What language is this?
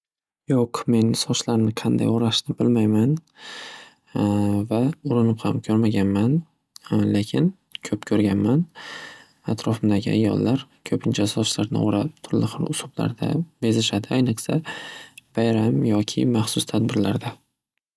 Uzbek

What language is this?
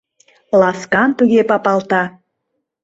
Mari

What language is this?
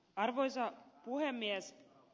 Finnish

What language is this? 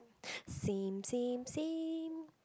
English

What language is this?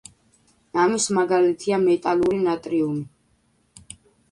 Georgian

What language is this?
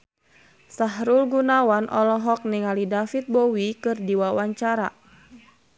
Sundanese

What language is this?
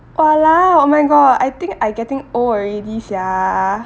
English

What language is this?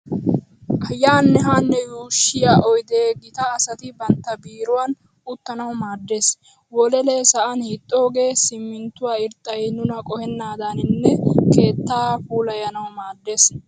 Wolaytta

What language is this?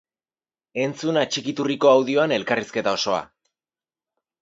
Basque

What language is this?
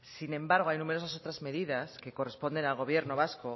Spanish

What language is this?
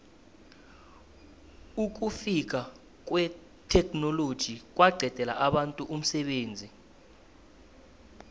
South Ndebele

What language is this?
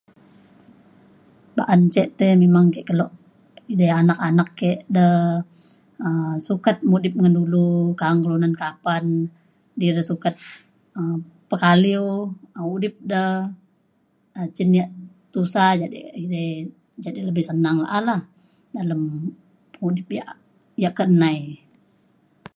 Mainstream Kenyah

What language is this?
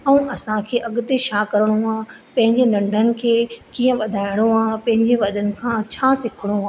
Sindhi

